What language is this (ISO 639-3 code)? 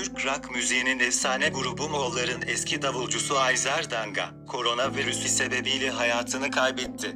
tur